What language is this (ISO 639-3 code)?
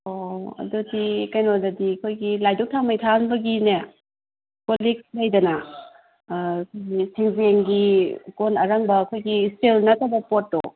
mni